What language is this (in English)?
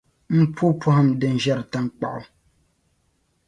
Dagbani